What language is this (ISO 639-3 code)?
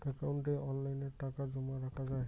ben